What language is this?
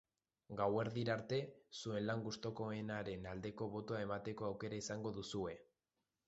Basque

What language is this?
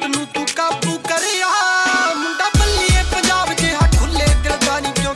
Hindi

